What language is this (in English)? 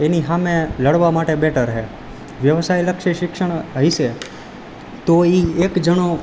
Gujarati